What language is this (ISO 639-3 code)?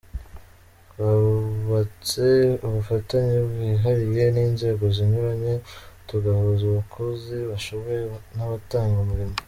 kin